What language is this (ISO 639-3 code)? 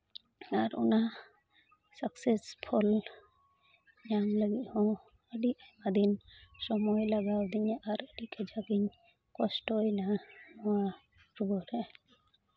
sat